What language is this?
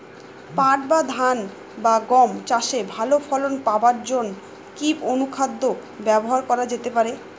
Bangla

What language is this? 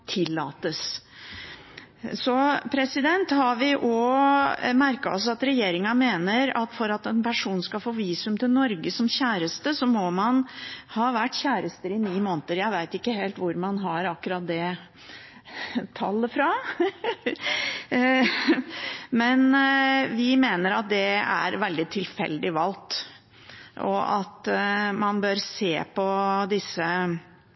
Norwegian Bokmål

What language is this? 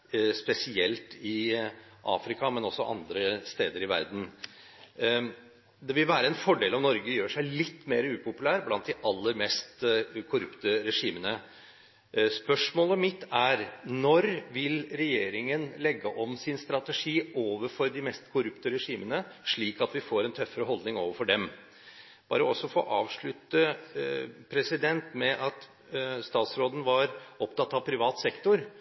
Norwegian Bokmål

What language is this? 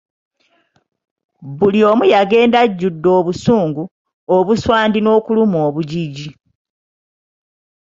Ganda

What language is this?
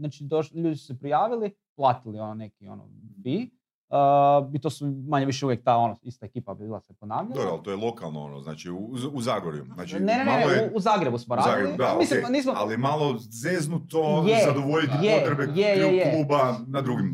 Croatian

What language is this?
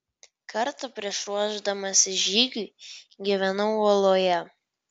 Lithuanian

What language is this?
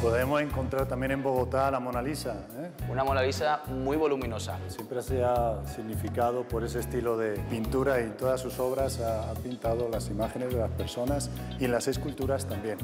Spanish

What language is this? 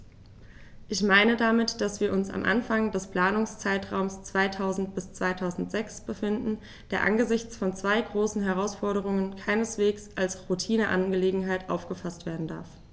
German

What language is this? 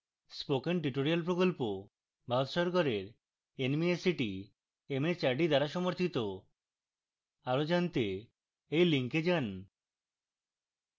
Bangla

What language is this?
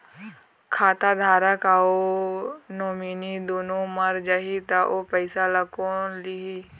Chhattisgarhi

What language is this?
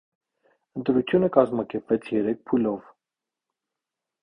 Armenian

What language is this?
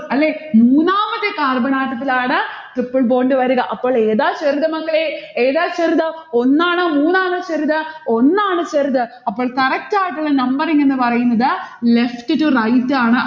Malayalam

